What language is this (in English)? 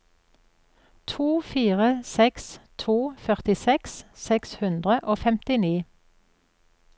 Norwegian